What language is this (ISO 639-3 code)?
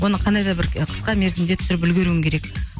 kaz